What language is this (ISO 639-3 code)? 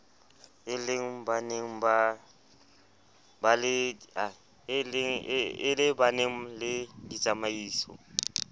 sot